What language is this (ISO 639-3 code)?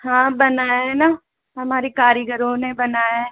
hin